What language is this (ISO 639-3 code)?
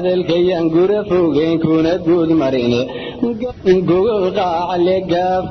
som